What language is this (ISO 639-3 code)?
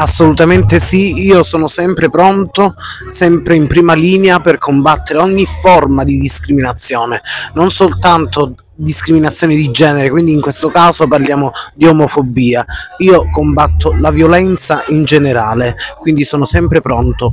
ita